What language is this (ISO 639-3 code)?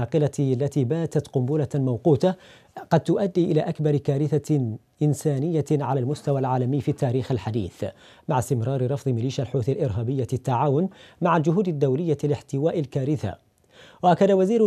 ara